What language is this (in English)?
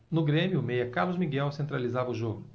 Portuguese